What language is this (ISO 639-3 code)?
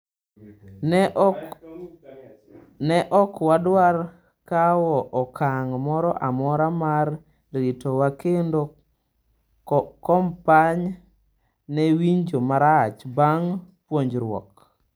luo